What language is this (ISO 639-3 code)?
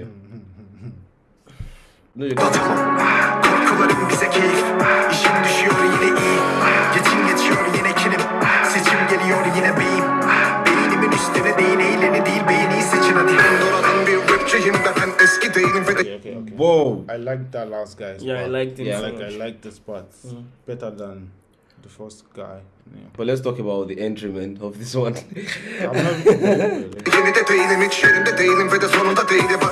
tur